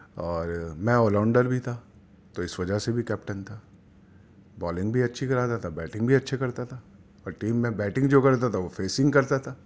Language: Urdu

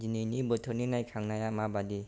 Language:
Bodo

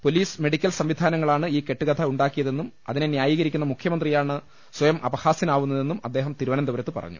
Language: Malayalam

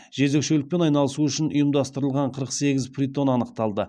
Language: Kazakh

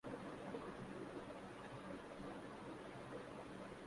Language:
Urdu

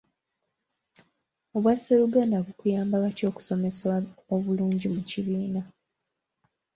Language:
Ganda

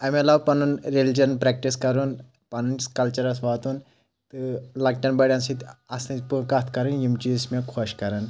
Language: Kashmiri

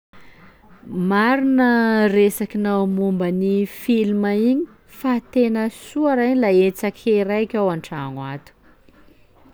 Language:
Sakalava Malagasy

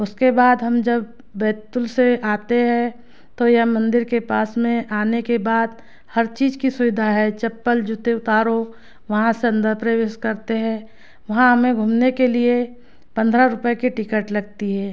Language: Hindi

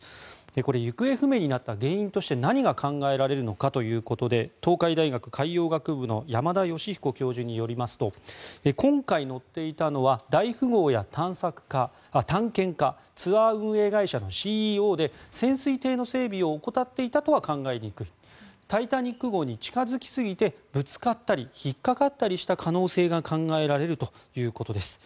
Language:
Japanese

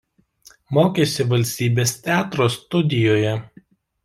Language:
Lithuanian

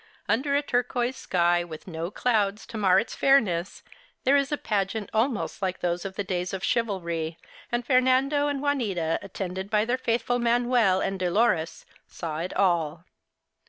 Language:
English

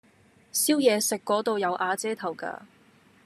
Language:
Cantonese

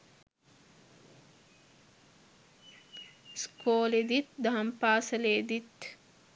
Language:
Sinhala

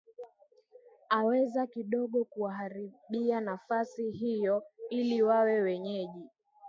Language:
Swahili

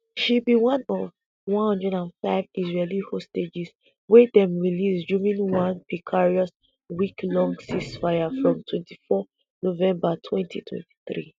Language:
Nigerian Pidgin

